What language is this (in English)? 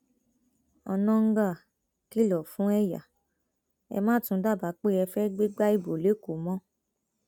Yoruba